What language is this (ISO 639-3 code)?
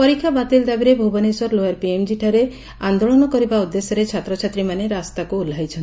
ori